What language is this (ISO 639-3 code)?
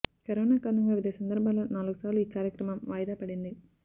tel